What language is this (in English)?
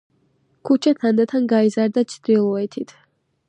Georgian